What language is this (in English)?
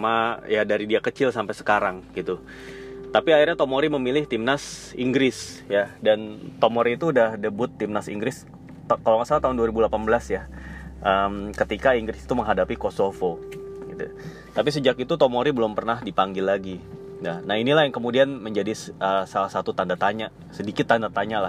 Indonesian